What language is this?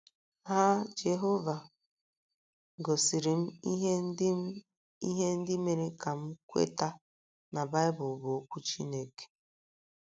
Igbo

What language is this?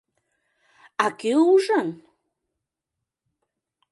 Mari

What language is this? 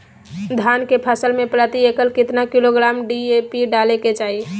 Magahi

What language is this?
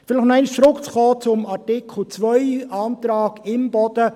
Swiss German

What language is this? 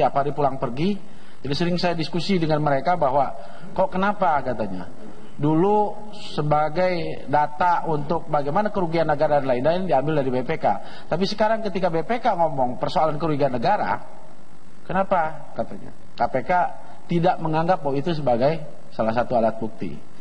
Indonesian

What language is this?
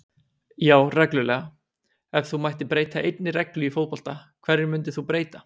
Icelandic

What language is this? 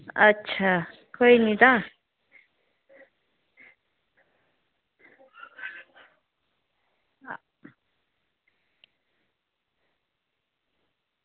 Dogri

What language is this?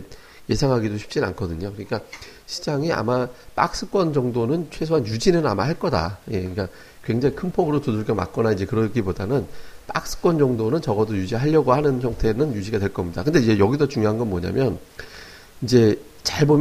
Korean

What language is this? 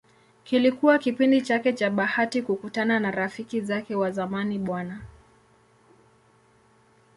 Swahili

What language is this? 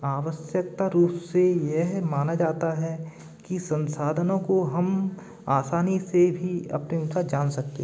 Hindi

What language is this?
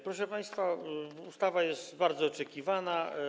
Polish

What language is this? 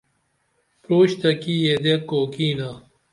Dameli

